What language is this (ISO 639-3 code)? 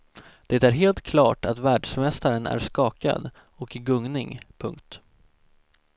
swe